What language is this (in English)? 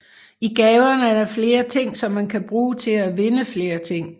Danish